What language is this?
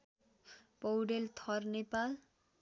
Nepali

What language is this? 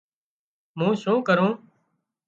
Wadiyara Koli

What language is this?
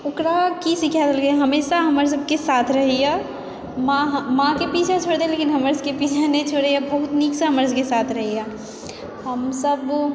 Maithili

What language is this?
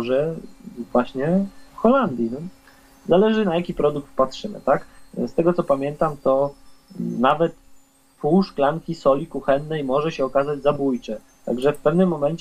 Polish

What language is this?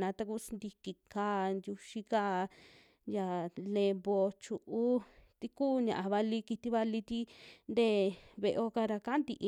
Western Juxtlahuaca Mixtec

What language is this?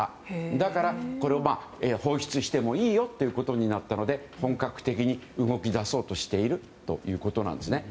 Japanese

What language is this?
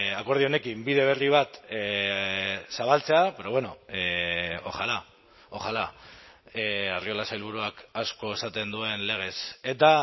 Basque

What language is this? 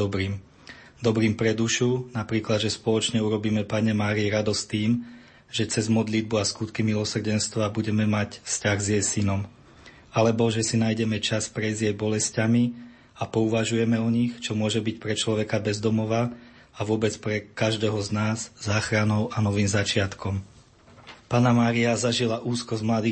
Slovak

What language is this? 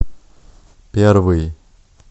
Russian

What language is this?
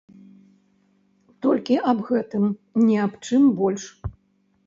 Belarusian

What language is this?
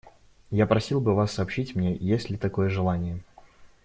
Russian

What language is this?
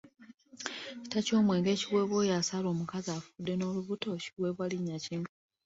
Ganda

